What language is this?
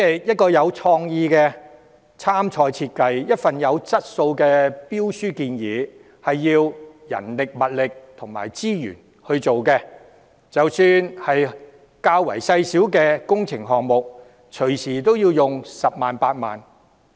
Cantonese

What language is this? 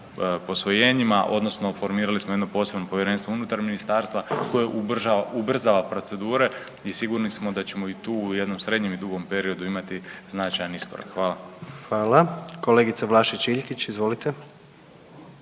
Croatian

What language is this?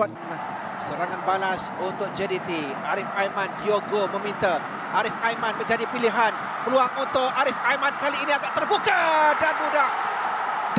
Malay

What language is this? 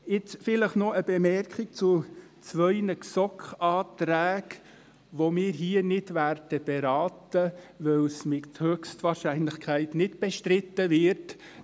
Swiss German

